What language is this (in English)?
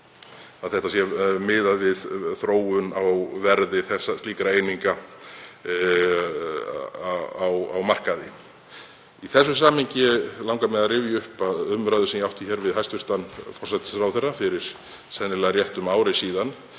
Icelandic